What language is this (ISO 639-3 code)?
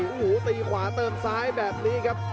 tha